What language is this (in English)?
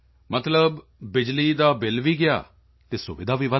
Punjabi